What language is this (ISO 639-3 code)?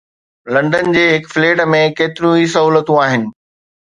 snd